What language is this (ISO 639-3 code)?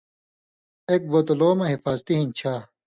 mvy